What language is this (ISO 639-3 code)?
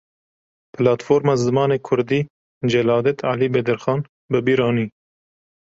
kur